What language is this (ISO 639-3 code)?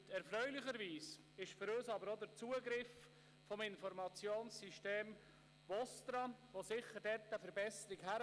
gsw